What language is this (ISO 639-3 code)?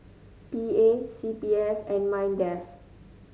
eng